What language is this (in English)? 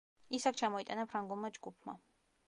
Georgian